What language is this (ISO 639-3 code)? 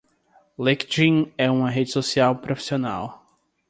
por